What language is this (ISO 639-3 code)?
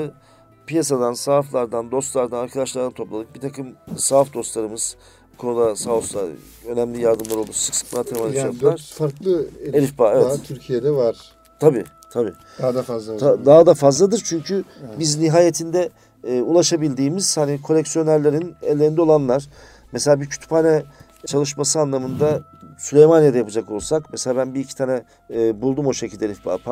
tur